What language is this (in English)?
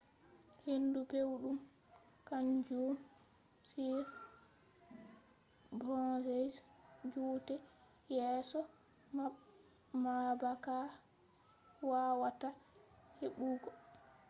Fula